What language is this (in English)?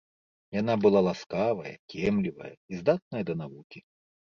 Belarusian